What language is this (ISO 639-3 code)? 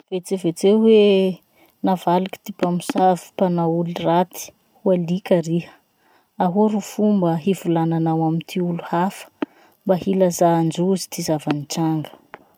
msh